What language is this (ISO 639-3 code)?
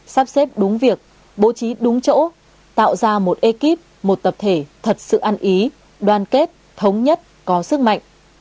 vie